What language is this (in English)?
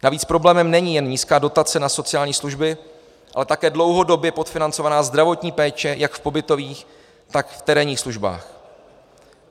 Czech